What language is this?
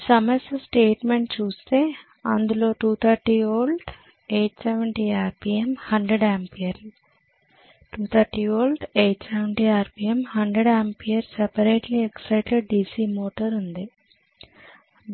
Telugu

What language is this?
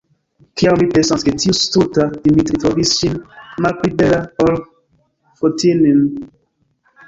Esperanto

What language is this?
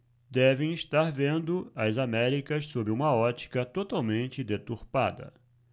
Portuguese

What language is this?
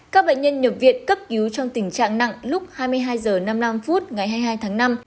Vietnamese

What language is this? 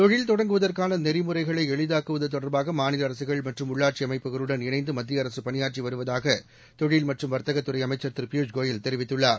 Tamil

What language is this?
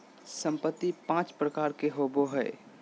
Magahi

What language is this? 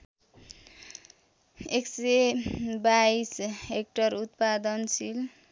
Nepali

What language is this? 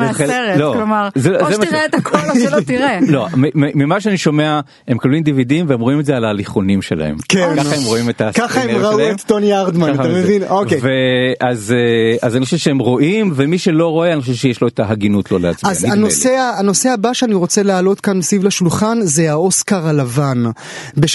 Hebrew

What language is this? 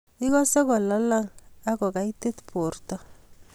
Kalenjin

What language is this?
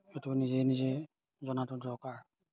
Assamese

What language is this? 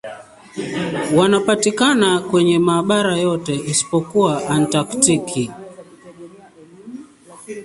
Swahili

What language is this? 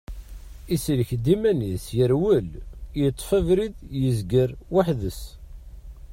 Kabyle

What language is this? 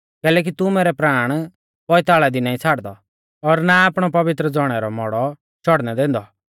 Mahasu Pahari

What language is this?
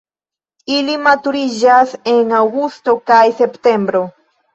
Esperanto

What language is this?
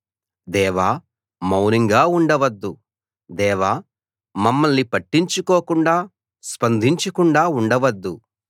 Telugu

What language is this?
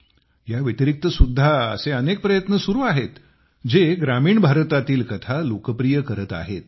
Marathi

